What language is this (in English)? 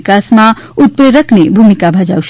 Gujarati